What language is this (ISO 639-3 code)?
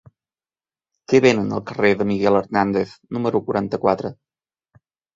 cat